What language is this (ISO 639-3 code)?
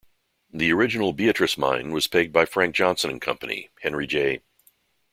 eng